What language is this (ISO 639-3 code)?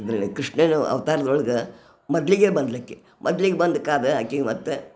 kan